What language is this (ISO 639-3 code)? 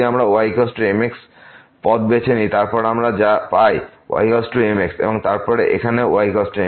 ben